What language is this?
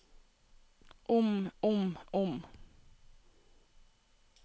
Norwegian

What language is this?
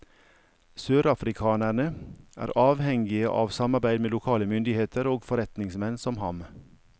Norwegian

